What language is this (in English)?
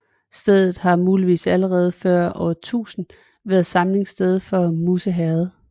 Danish